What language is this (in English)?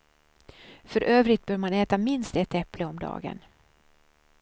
Swedish